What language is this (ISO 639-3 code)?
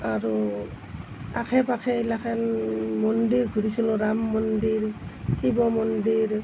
asm